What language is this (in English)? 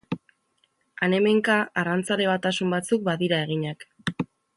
Basque